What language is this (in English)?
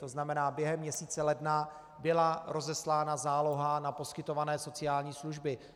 Czech